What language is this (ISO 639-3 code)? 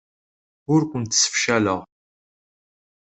kab